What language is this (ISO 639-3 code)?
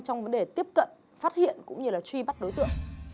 vie